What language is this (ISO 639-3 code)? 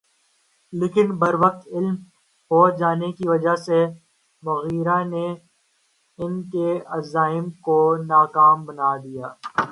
urd